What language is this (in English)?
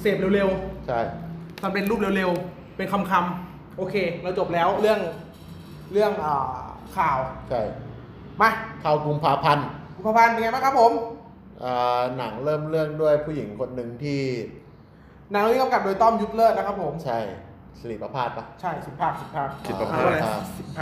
Thai